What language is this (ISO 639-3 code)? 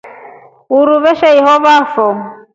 rof